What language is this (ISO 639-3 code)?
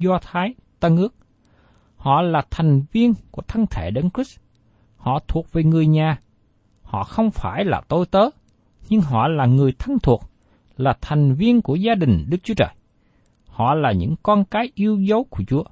vie